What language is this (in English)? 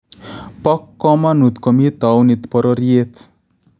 Kalenjin